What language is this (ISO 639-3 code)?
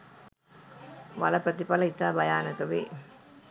sin